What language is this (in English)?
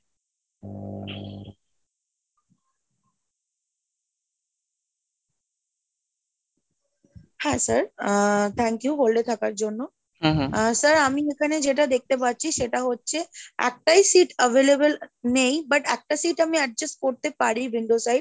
Bangla